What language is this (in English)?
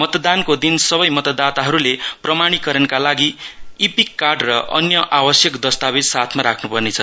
Nepali